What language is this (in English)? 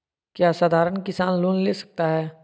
Magahi